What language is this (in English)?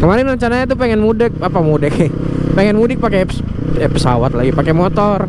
Indonesian